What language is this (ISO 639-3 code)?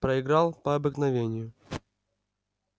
rus